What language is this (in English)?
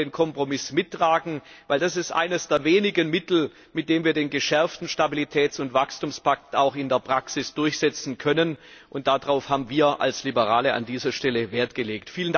German